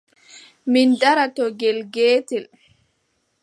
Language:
Adamawa Fulfulde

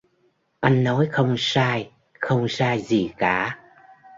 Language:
Vietnamese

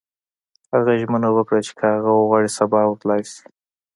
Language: Pashto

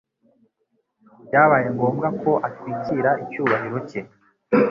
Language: Kinyarwanda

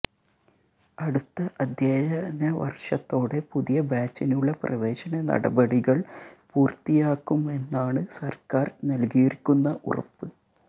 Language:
Malayalam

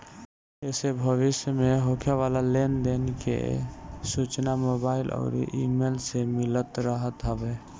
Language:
Bhojpuri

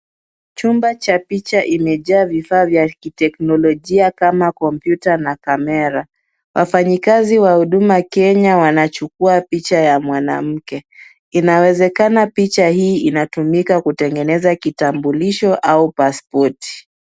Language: Swahili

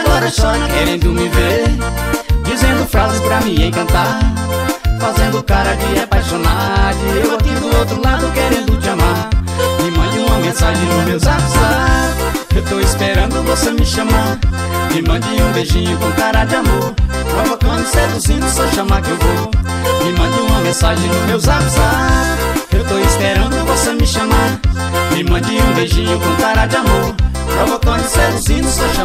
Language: Portuguese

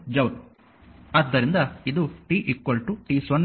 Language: Kannada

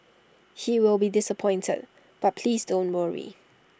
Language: English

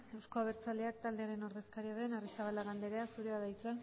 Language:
Basque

